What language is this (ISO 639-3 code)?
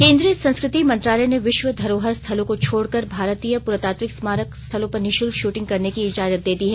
hin